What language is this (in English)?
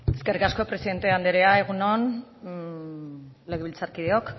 Basque